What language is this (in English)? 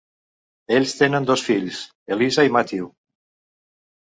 Catalan